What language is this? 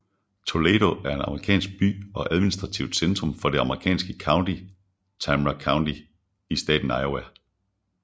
Danish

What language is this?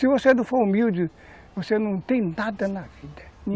Portuguese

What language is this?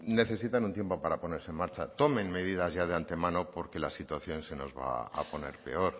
Spanish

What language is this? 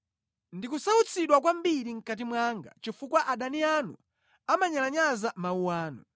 Nyanja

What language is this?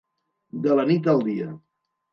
Catalan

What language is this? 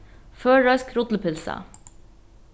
Faroese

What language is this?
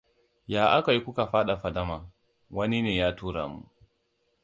Hausa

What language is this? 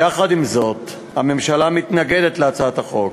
Hebrew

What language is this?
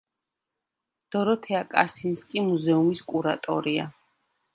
Georgian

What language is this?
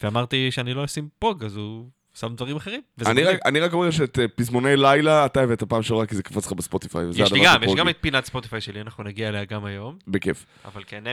Hebrew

